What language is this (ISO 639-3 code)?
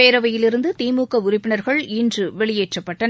tam